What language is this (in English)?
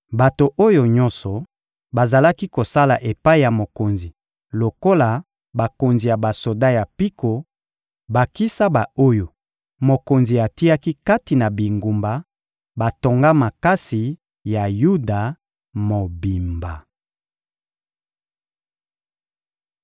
Lingala